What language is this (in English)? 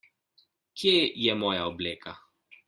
Slovenian